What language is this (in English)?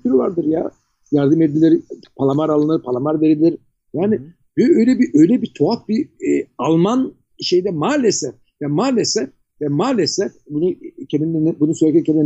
Turkish